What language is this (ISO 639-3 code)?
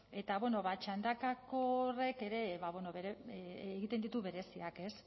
eus